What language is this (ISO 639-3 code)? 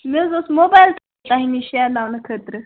kas